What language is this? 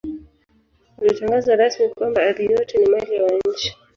Swahili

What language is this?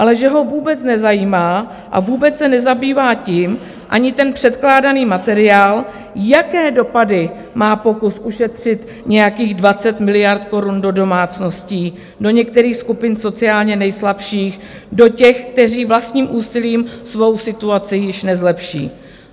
Czech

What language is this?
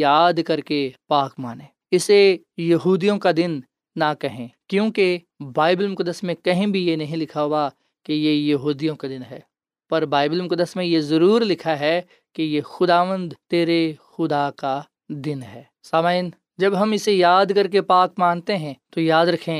Urdu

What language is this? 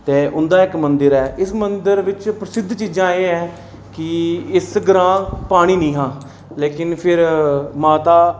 Dogri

